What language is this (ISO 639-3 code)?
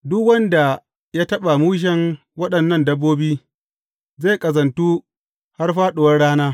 hau